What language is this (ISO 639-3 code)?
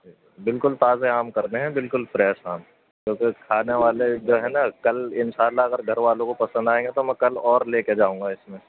urd